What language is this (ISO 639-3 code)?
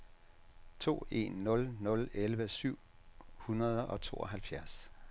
dan